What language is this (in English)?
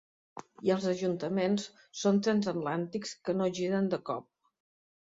Catalan